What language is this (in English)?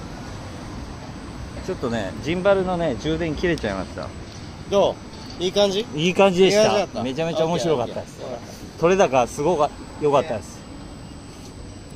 Japanese